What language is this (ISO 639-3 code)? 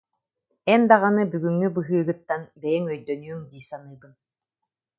sah